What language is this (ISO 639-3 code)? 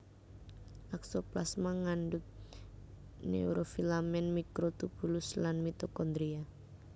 jav